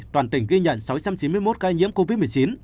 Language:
Vietnamese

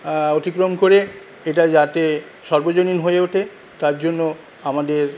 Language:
Bangla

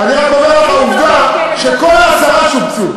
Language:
Hebrew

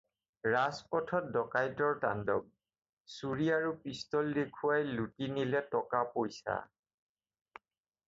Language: Assamese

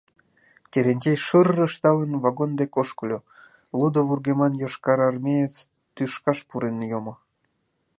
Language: Mari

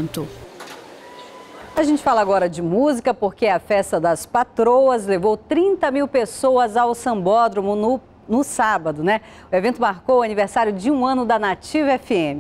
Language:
Portuguese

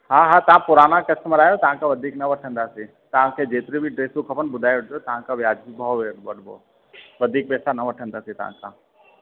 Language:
Sindhi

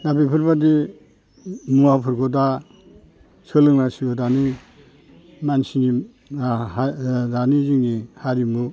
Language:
Bodo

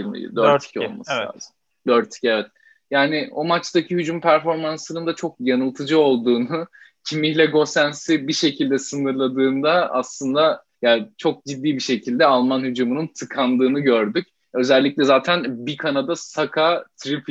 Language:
Turkish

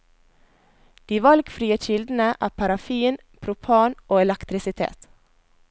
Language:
Norwegian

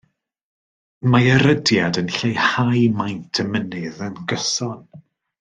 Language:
Welsh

